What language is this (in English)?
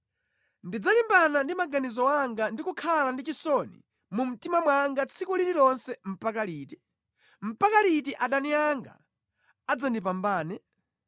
Nyanja